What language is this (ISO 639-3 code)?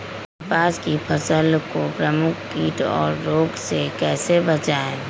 mag